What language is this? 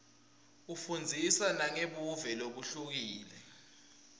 Swati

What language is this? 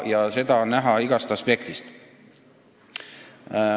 Estonian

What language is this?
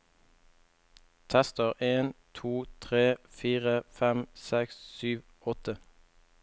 Norwegian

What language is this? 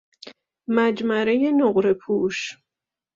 Persian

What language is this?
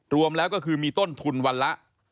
Thai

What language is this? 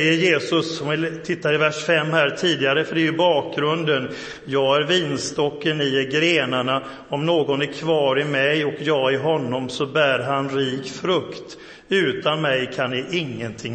Swedish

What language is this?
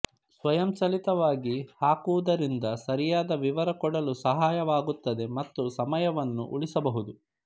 Kannada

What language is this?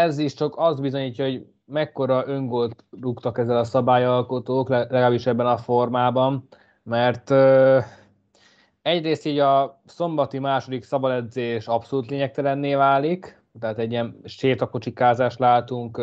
Hungarian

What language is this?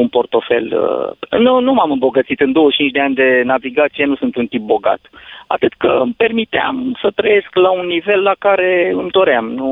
Romanian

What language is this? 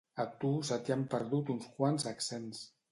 Catalan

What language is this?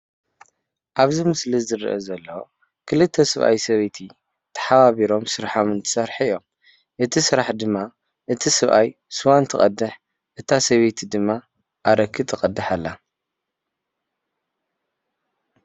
Tigrinya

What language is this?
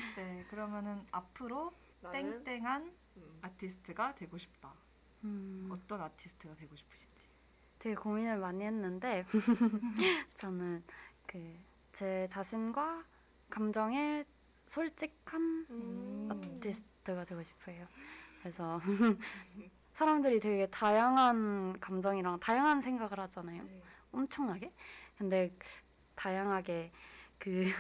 Korean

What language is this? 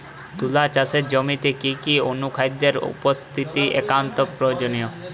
Bangla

